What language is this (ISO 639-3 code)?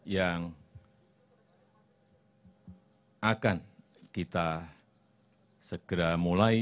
ind